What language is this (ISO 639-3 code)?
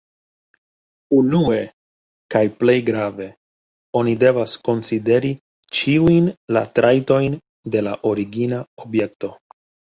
epo